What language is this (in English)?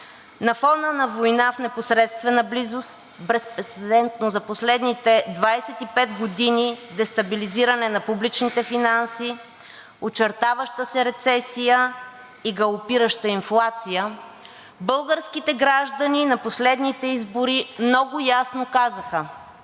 Bulgarian